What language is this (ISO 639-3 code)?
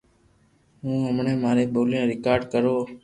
lrk